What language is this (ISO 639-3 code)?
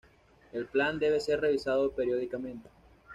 spa